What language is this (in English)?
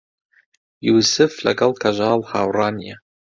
Central Kurdish